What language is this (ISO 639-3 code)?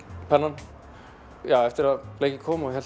isl